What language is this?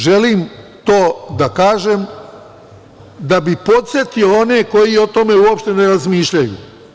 Serbian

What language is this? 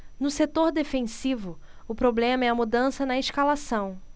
Portuguese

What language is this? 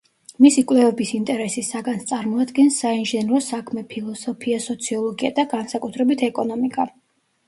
Georgian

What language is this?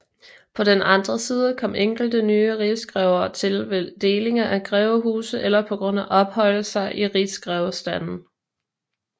Danish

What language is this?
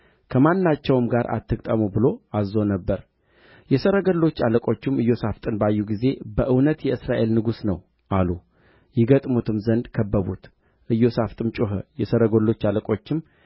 Amharic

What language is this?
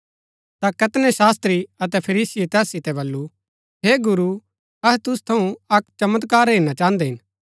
Gaddi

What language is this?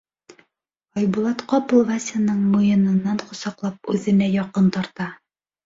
Bashkir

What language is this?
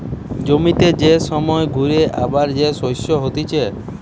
Bangla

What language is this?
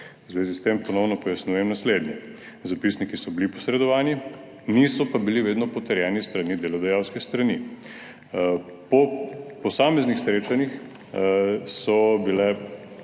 Slovenian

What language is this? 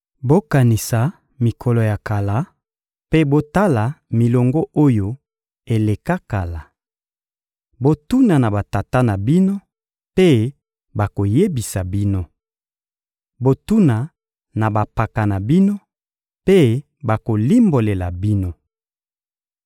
Lingala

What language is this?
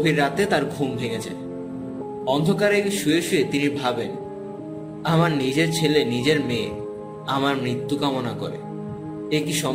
Bangla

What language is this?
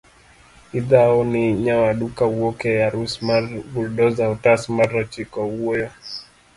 Luo (Kenya and Tanzania)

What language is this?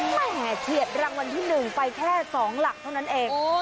Thai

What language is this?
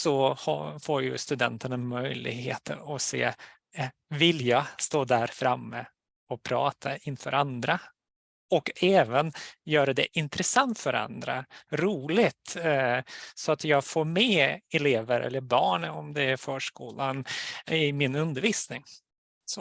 Swedish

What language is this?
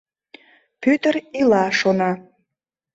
Mari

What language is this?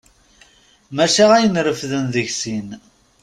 Kabyle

